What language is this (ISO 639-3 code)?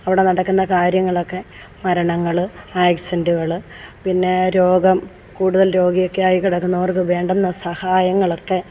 mal